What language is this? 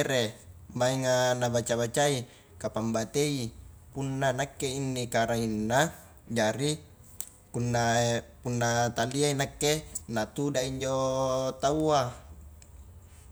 Highland Konjo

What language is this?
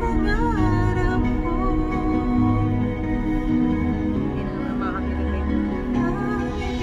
Filipino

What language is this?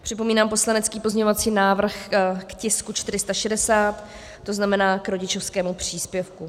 Czech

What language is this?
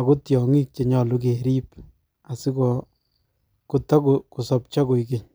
Kalenjin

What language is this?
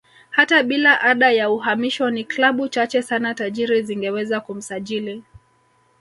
Swahili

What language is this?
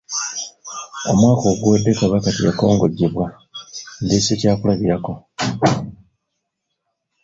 Ganda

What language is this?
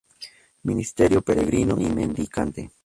Spanish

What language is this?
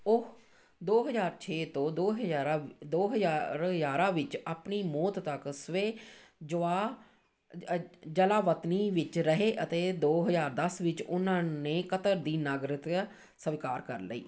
Punjabi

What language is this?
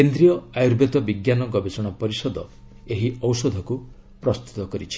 Odia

